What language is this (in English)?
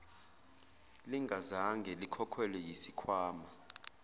Zulu